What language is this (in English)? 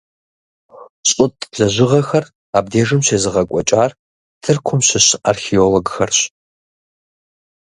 Kabardian